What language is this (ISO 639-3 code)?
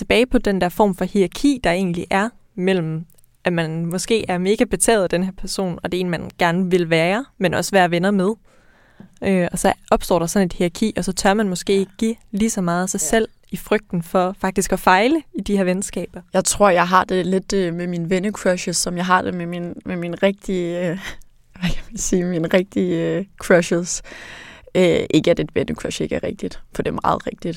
dan